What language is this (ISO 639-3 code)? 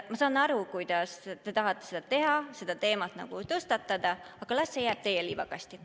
est